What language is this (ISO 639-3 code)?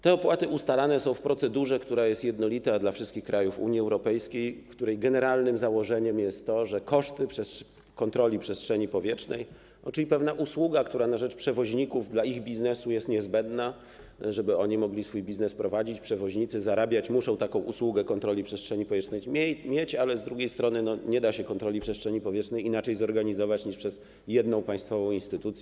pol